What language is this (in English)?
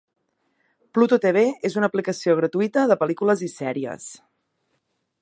Catalan